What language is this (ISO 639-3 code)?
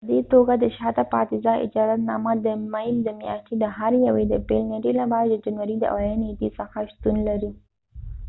pus